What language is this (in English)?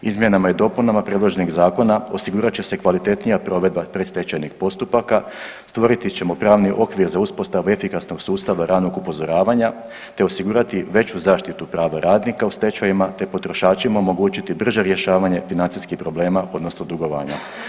Croatian